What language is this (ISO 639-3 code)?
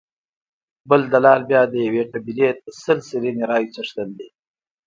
pus